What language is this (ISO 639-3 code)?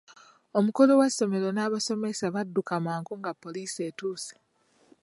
lug